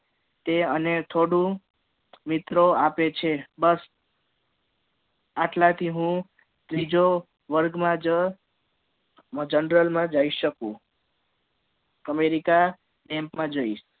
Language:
Gujarati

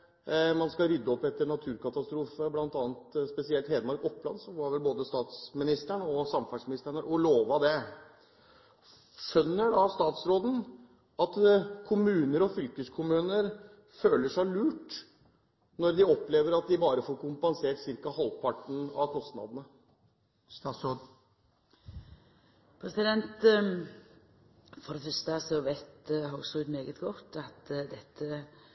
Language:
Norwegian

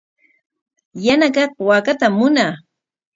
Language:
Corongo Ancash Quechua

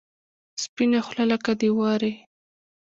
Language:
Pashto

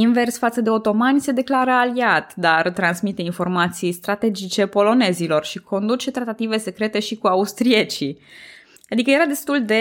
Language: Romanian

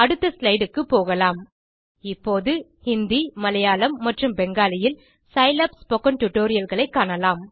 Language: Tamil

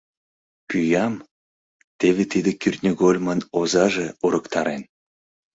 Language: Mari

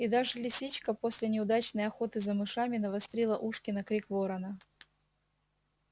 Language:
Russian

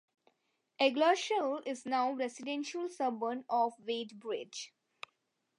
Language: English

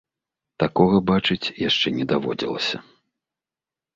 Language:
Belarusian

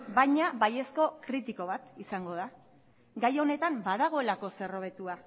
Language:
Basque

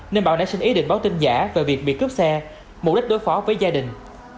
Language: Vietnamese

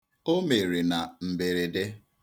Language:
Igbo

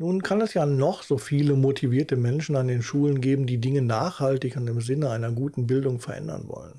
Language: German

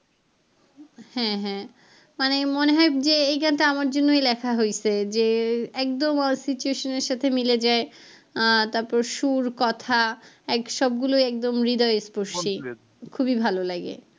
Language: Bangla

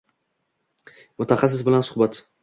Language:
Uzbek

